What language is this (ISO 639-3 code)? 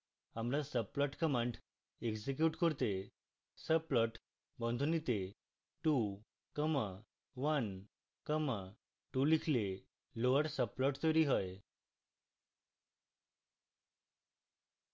ben